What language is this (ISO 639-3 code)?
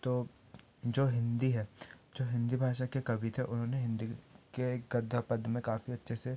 hin